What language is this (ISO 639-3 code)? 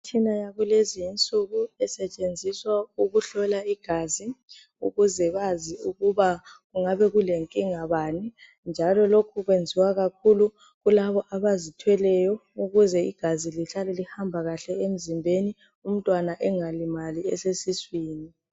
nde